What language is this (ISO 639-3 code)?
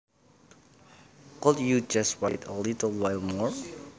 jav